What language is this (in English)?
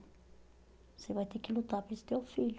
Portuguese